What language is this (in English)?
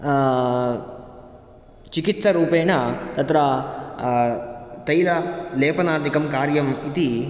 Sanskrit